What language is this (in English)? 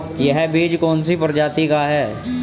Hindi